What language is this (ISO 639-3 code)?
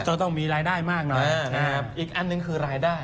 tha